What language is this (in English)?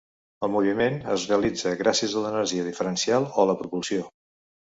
Catalan